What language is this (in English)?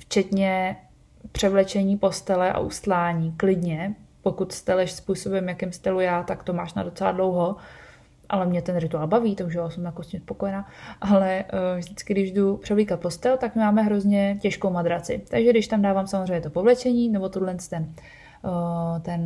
Czech